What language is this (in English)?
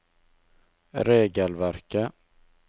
Norwegian